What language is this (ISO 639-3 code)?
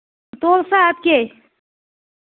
kas